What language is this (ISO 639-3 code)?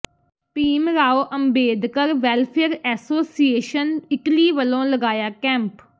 pan